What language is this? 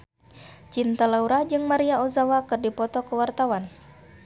Sundanese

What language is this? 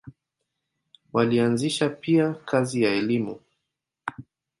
Swahili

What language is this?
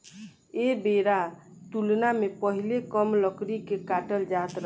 Bhojpuri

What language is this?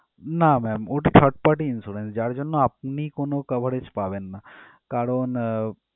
Bangla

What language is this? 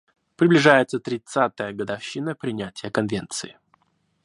Russian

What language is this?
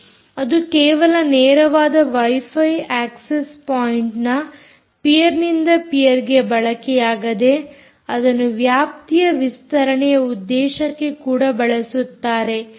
Kannada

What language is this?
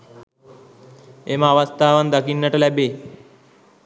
Sinhala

